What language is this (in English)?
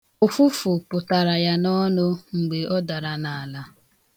Igbo